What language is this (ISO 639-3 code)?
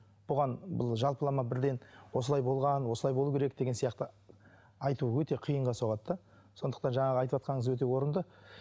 kaz